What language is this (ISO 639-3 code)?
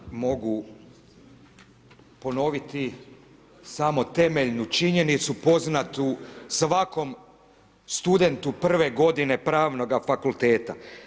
hrv